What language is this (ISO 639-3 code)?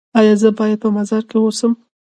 pus